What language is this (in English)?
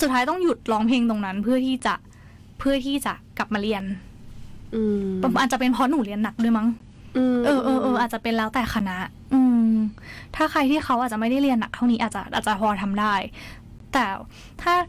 Thai